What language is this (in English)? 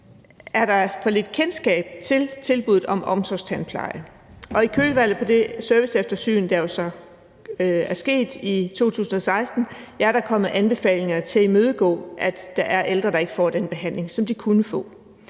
Danish